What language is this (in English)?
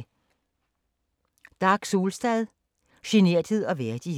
Danish